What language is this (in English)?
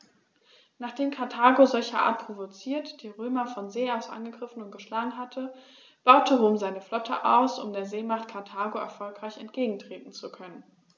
German